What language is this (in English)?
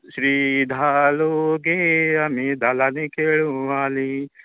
Konkani